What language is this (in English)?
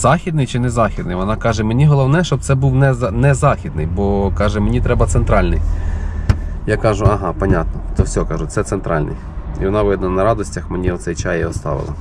Ukrainian